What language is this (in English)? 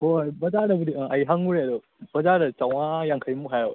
Manipuri